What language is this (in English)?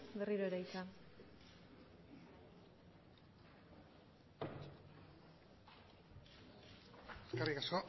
Basque